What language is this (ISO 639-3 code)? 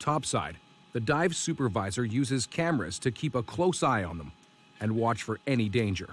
eng